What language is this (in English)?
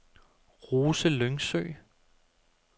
Danish